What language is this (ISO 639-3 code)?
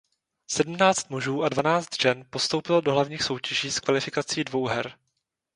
ces